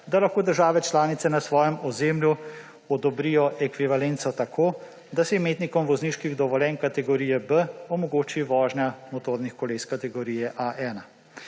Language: Slovenian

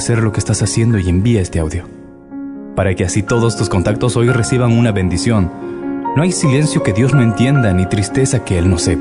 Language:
Spanish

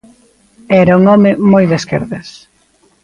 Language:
Galician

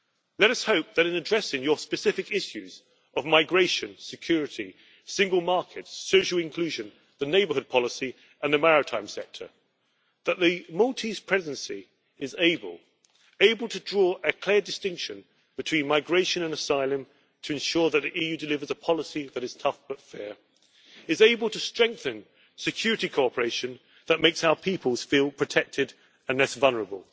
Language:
English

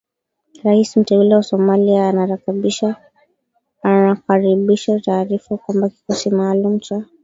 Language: Swahili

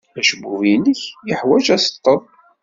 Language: Kabyle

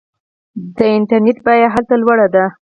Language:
Pashto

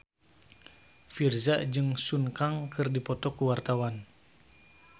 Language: Sundanese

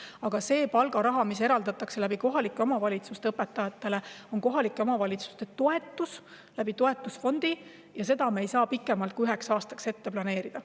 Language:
Estonian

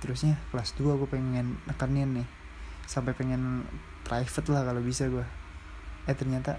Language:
Indonesian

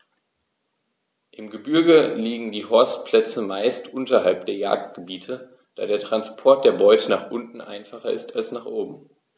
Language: German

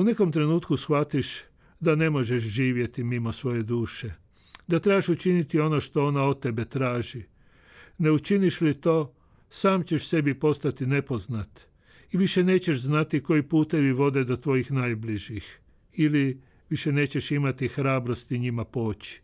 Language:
Croatian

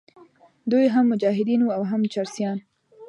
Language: Pashto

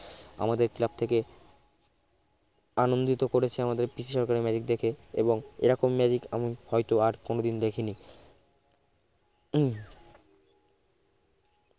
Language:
Bangla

